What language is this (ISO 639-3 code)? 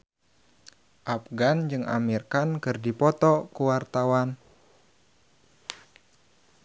sun